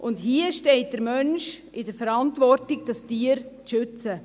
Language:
Swiss German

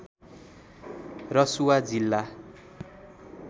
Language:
Nepali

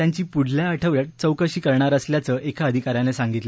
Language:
Marathi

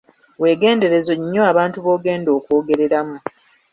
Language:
Ganda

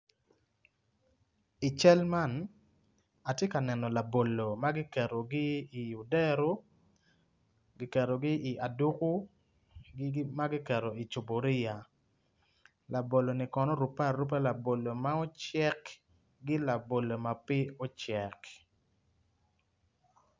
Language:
Acoli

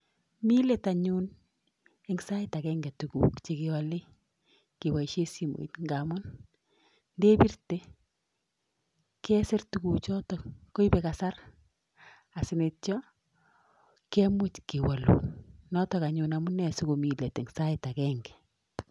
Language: Kalenjin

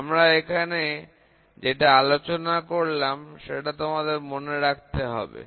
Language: Bangla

